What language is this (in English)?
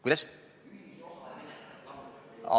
Estonian